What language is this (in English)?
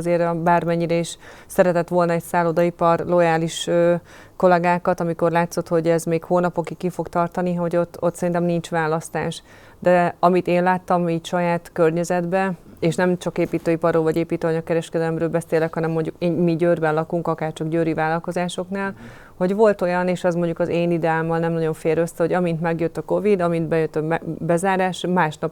Hungarian